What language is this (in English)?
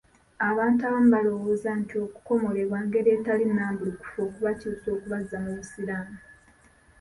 Ganda